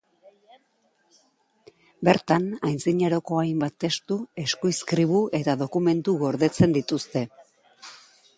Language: Basque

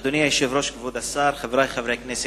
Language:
Hebrew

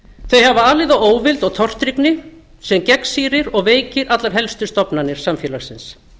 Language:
Icelandic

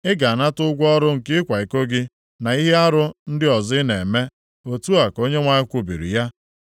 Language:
Igbo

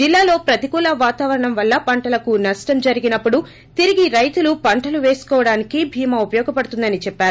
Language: Telugu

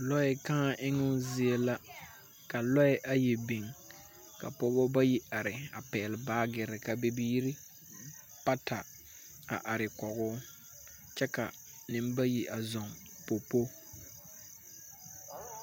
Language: Southern Dagaare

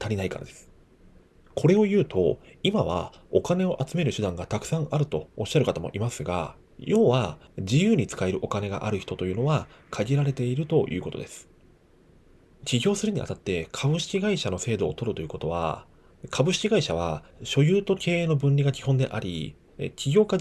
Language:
Japanese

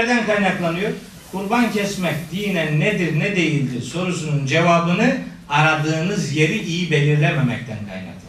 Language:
Turkish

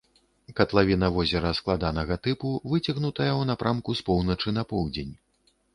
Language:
Belarusian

